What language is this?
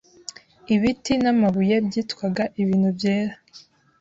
Kinyarwanda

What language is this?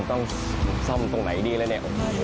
Thai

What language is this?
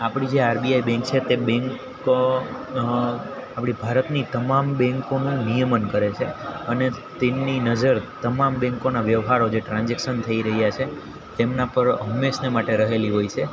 Gujarati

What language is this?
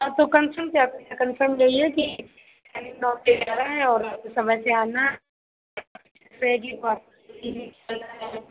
Hindi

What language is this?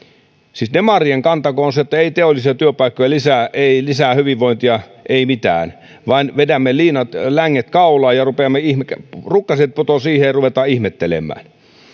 Finnish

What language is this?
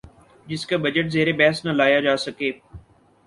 Urdu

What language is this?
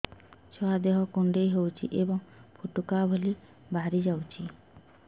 Odia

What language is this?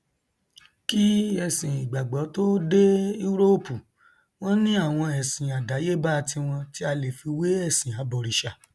Yoruba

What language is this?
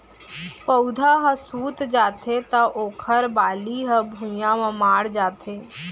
Chhattisgarhi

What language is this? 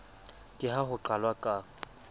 Southern Sotho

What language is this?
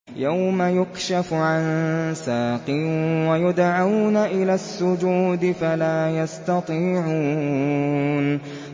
Arabic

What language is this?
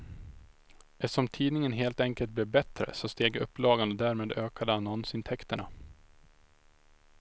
Swedish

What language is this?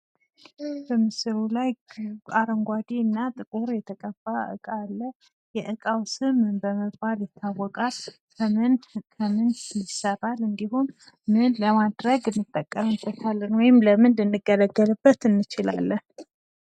Amharic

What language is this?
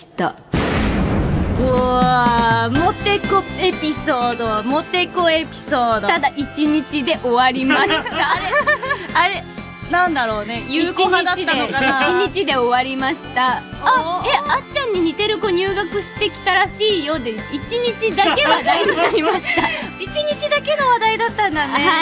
Japanese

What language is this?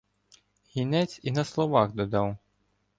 Ukrainian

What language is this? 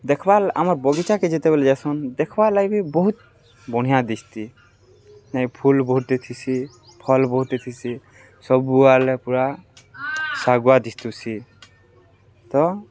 Odia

